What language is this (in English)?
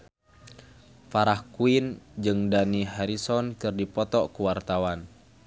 Sundanese